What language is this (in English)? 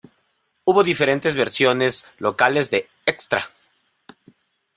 Spanish